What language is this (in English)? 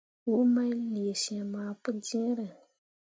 Mundang